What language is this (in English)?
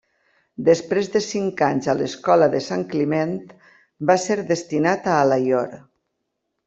Catalan